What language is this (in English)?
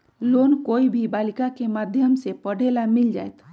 Magahi